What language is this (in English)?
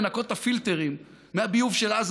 Hebrew